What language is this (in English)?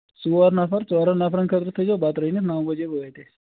Kashmiri